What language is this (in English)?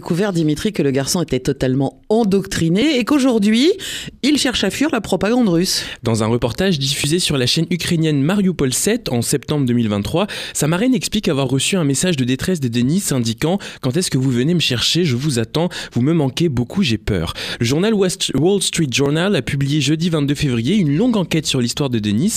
French